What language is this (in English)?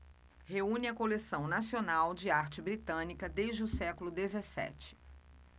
Portuguese